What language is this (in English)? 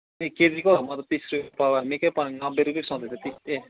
Nepali